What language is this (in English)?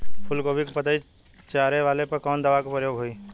Bhojpuri